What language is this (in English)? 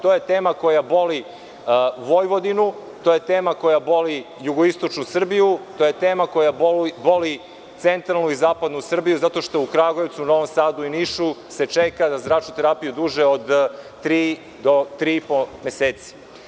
Serbian